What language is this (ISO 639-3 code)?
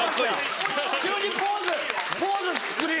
jpn